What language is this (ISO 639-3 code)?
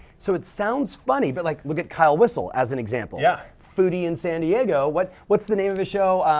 eng